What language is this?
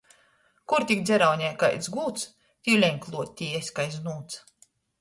Latgalian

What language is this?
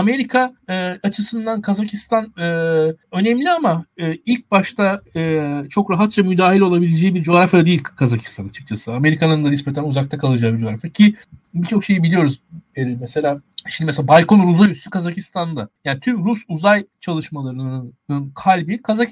Turkish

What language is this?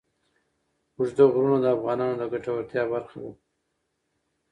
Pashto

